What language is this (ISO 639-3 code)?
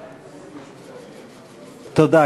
heb